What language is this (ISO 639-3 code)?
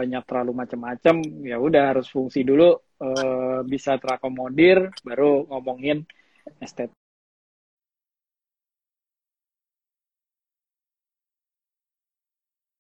ind